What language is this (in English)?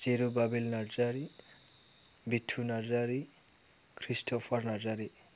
Bodo